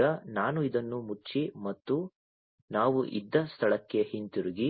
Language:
Kannada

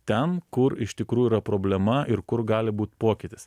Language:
Lithuanian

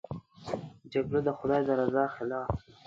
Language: Pashto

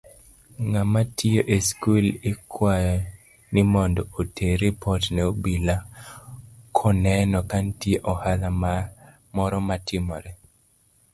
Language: Luo (Kenya and Tanzania)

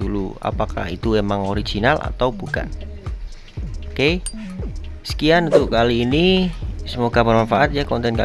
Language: Indonesian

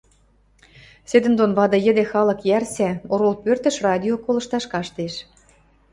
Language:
Western Mari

